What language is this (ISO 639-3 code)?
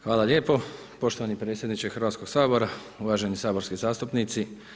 hrv